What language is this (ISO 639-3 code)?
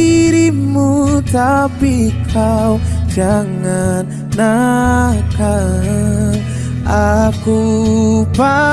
ind